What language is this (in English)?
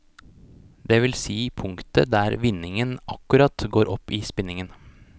Norwegian